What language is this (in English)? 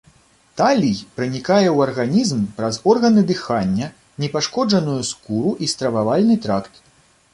Belarusian